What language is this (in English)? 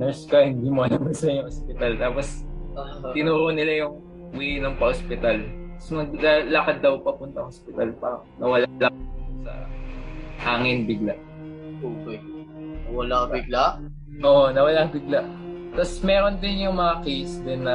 Filipino